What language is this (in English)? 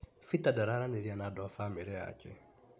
Kikuyu